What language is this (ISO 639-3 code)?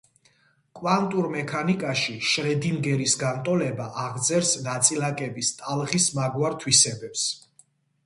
kat